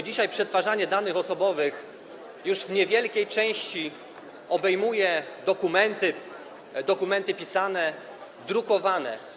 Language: Polish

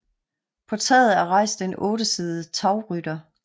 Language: Danish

